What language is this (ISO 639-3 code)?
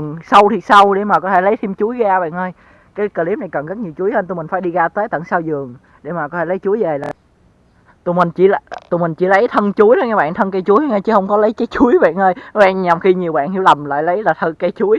vie